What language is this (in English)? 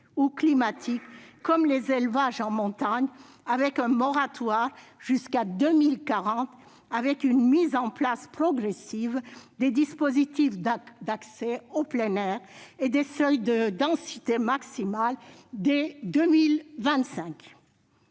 French